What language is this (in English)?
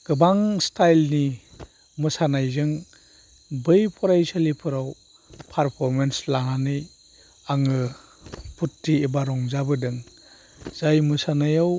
Bodo